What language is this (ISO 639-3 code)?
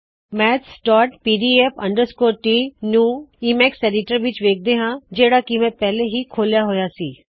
pan